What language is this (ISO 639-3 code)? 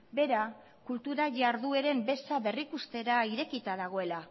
eus